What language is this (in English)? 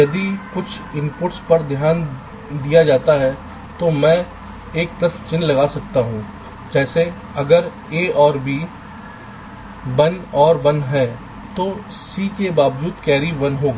Hindi